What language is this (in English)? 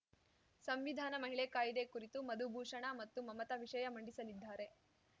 Kannada